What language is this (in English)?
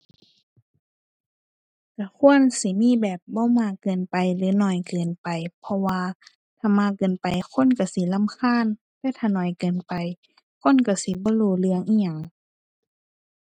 Thai